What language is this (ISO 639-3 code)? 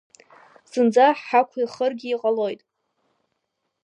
abk